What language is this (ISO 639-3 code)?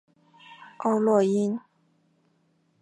zho